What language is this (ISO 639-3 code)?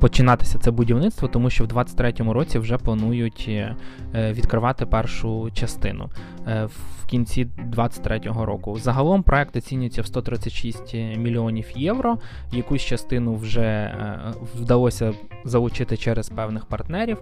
ukr